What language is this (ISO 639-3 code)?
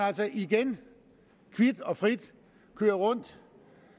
dan